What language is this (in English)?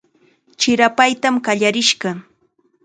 Chiquián Ancash Quechua